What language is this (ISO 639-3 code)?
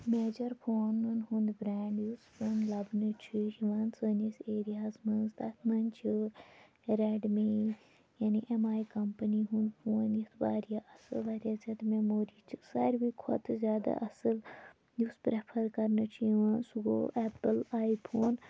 kas